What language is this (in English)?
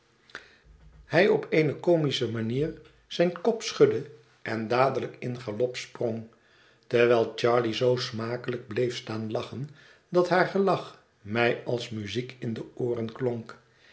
Dutch